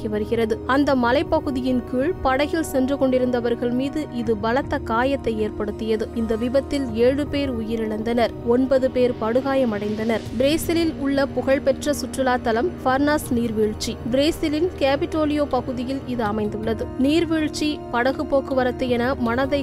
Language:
Tamil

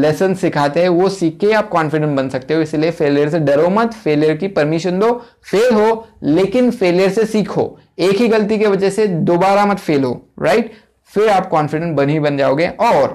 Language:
Hindi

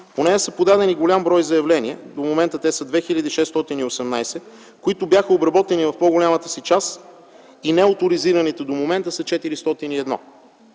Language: Bulgarian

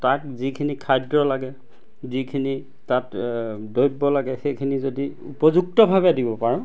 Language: Assamese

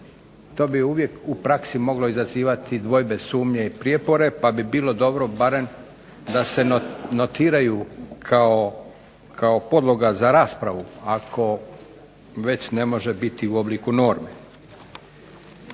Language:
Croatian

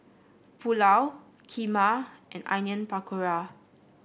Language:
English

